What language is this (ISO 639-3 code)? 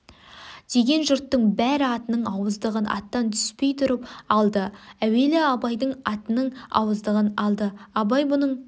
kaz